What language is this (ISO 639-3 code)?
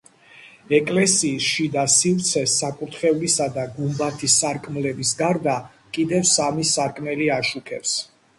kat